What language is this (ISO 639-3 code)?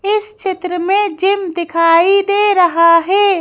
hin